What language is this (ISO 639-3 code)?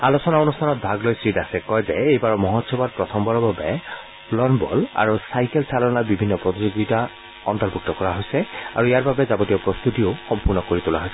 asm